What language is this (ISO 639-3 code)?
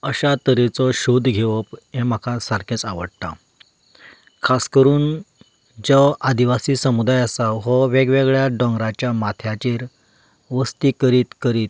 kok